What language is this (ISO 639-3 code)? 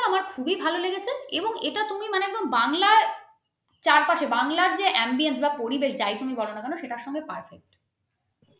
ben